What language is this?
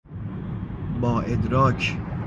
Persian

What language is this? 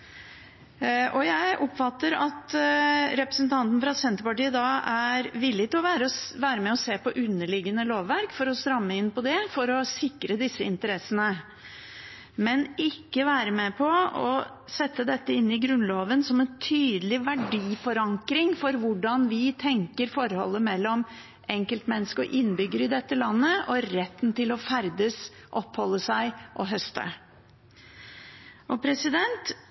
Norwegian Bokmål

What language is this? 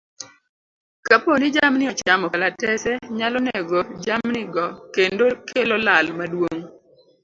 Luo (Kenya and Tanzania)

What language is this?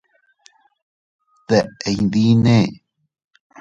Teutila Cuicatec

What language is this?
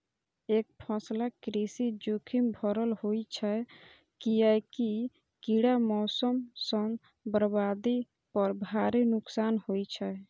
Maithili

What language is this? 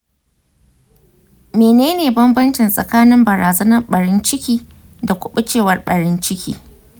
Hausa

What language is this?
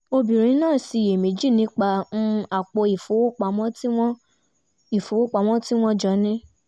Yoruba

